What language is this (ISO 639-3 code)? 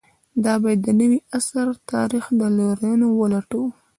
pus